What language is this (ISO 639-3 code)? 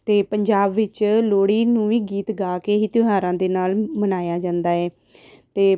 pan